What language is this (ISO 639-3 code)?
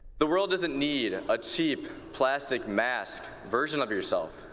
eng